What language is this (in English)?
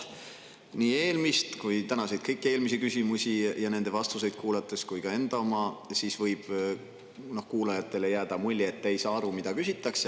Estonian